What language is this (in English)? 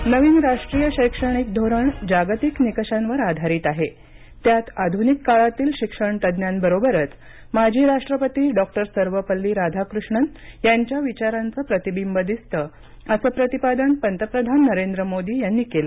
Marathi